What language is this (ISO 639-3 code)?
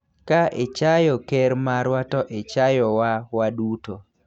luo